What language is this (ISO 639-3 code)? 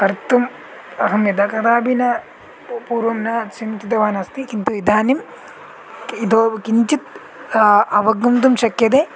san